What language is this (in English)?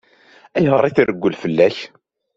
Kabyle